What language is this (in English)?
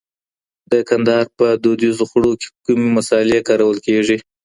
Pashto